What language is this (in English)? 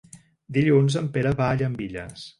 Catalan